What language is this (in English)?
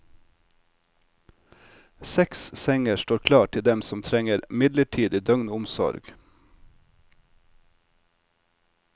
Norwegian